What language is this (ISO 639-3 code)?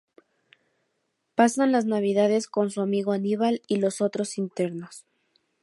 spa